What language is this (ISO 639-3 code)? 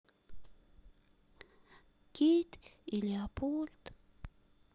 rus